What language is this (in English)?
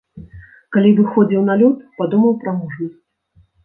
Belarusian